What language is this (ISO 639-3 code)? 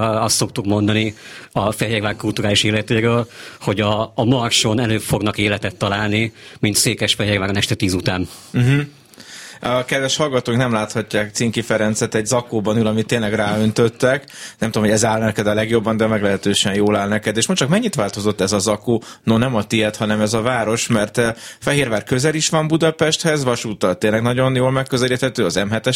hun